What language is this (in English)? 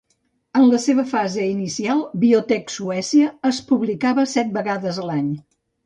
Catalan